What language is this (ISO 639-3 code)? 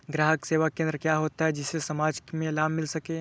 hin